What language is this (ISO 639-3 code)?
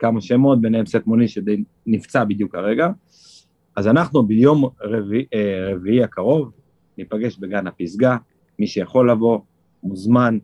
heb